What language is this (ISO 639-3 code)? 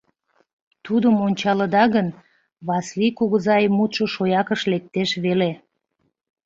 chm